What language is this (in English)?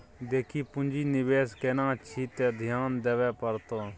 Maithili